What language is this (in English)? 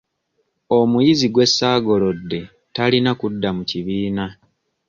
Ganda